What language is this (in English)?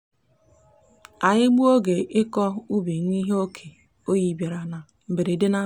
Igbo